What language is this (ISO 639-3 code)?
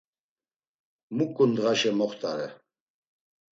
lzz